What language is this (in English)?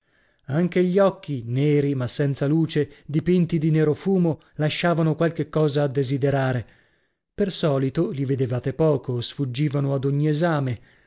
Italian